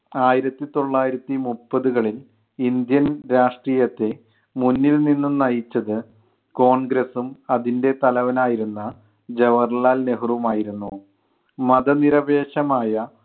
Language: Malayalam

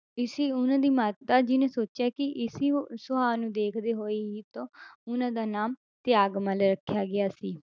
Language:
Punjabi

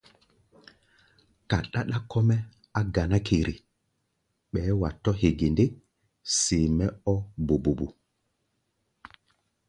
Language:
Gbaya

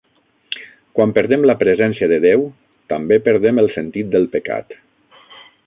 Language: Catalan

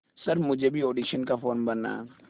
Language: Hindi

